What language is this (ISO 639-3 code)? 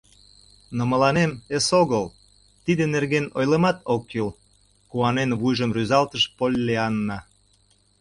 chm